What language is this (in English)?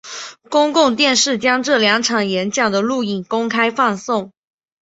Chinese